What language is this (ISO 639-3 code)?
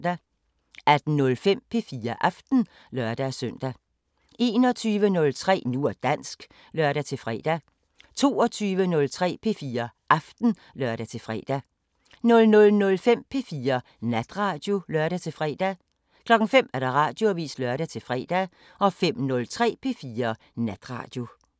dan